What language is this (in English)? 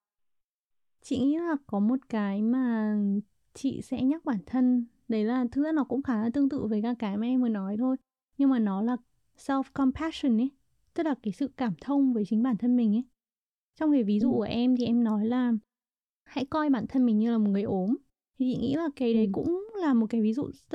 Vietnamese